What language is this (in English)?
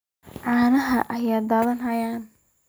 Somali